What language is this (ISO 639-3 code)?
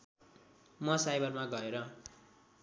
nep